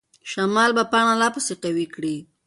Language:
Pashto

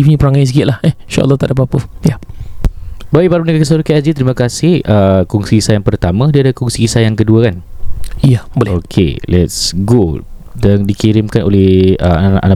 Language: Malay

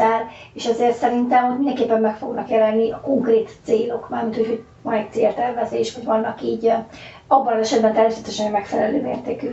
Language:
Hungarian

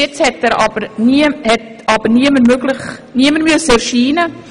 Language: Swiss German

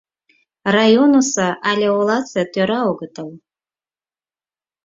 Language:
Mari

